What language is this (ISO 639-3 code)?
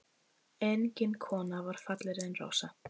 isl